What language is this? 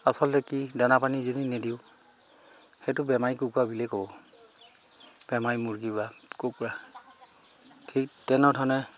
Assamese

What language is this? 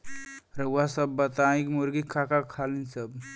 Bhojpuri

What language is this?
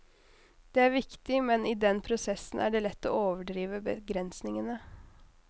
Norwegian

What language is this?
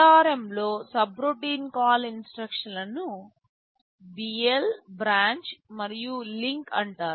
Telugu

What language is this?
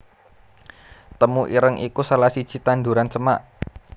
Javanese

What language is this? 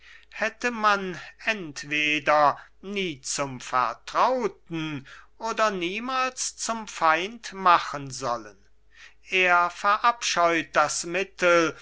German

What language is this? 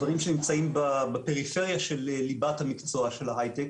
Hebrew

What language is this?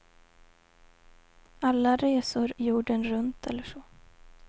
Swedish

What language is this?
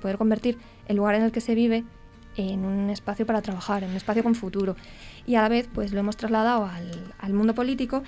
Spanish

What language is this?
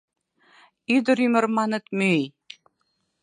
Mari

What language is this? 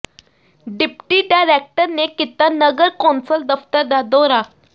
Punjabi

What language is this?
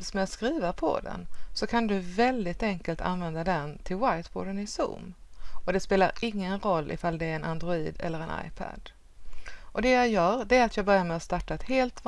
Swedish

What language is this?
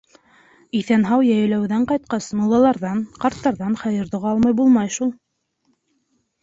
Bashkir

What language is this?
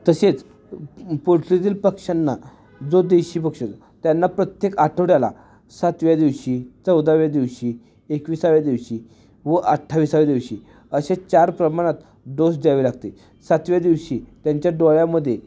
Marathi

